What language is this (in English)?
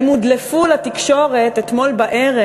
Hebrew